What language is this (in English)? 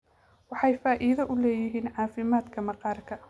Somali